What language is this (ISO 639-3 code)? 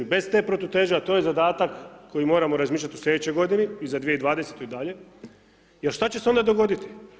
hrv